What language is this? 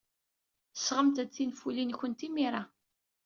Kabyle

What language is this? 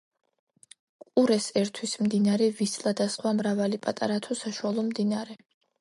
Georgian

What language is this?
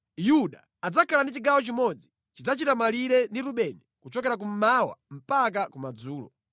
Nyanja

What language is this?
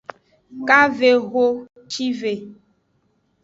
Aja (Benin)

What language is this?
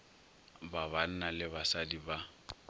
Northern Sotho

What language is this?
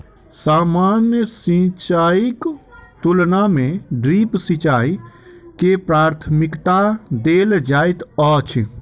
Maithili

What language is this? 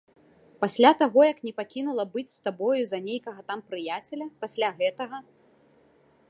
Belarusian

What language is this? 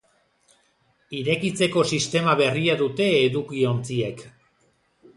Basque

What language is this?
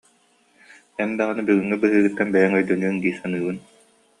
Yakut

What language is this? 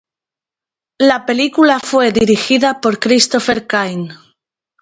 Spanish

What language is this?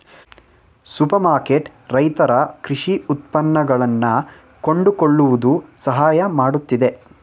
Kannada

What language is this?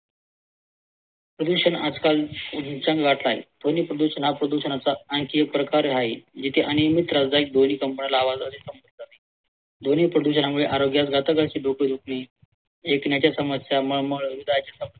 Marathi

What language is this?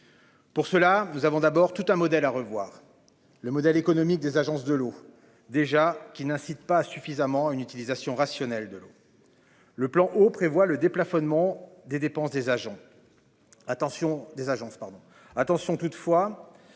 French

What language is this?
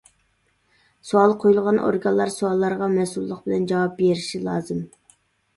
Uyghur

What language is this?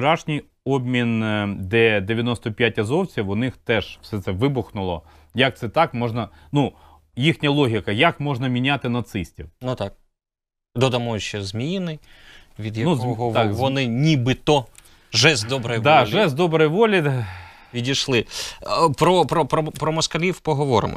Ukrainian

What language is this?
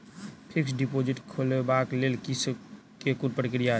Maithili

